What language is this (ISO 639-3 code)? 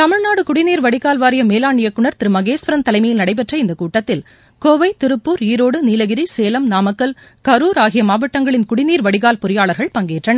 tam